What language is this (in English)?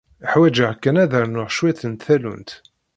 Kabyle